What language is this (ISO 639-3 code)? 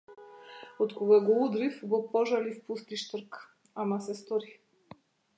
mkd